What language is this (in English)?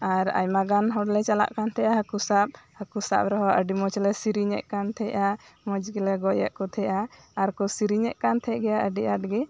Santali